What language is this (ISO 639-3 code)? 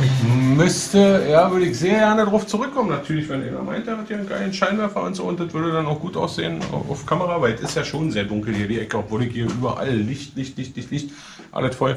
deu